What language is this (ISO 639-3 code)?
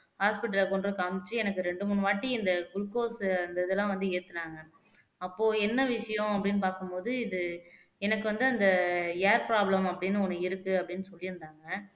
tam